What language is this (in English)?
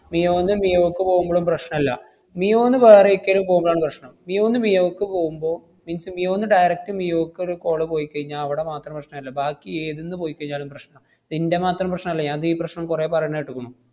Malayalam